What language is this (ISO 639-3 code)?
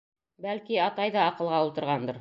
bak